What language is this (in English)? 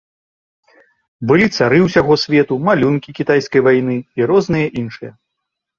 Belarusian